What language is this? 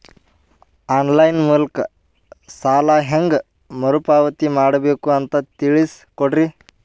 Kannada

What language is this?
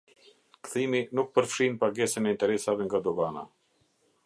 Albanian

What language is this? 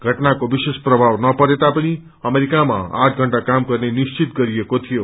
Nepali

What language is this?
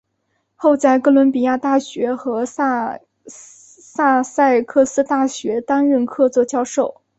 Chinese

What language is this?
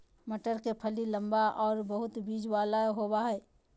Magahi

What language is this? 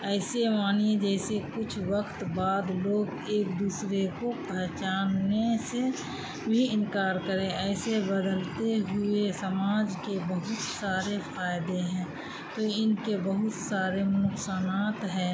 Urdu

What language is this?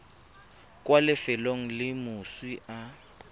Tswana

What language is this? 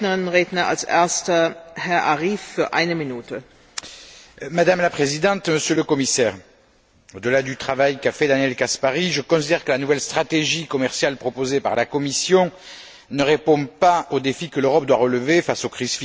French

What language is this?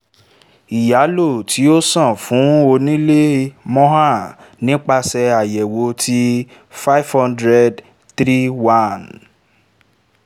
Yoruba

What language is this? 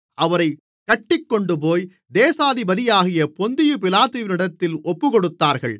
Tamil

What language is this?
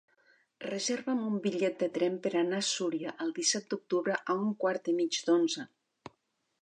Catalan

